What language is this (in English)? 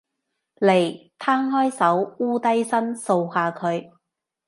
Cantonese